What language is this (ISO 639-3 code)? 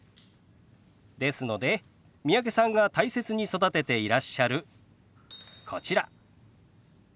jpn